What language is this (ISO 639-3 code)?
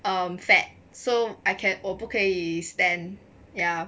eng